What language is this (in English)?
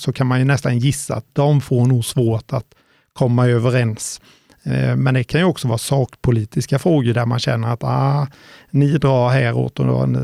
Swedish